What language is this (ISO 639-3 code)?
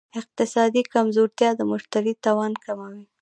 pus